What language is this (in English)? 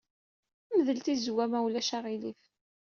Kabyle